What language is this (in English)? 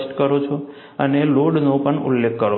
Gujarati